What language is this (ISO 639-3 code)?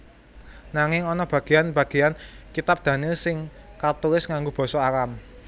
jav